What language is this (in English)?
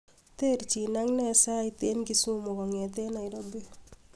Kalenjin